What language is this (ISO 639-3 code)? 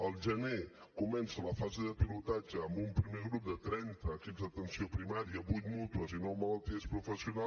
cat